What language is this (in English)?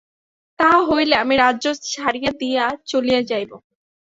Bangla